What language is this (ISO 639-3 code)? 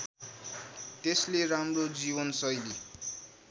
nep